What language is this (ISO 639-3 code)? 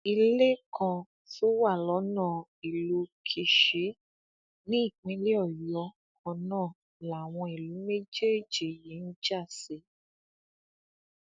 yor